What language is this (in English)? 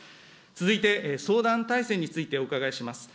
Japanese